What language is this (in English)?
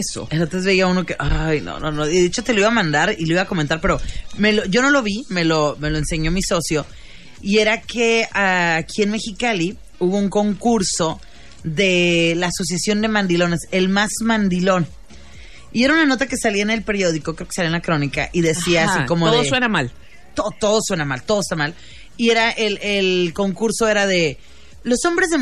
Spanish